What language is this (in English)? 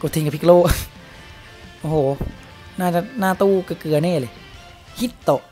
Thai